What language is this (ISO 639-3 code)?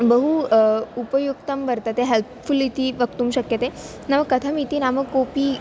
san